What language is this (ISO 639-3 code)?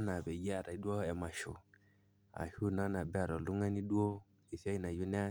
mas